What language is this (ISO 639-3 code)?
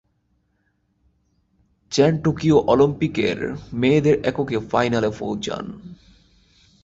ben